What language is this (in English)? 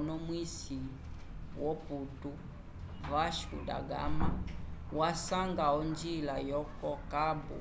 Umbundu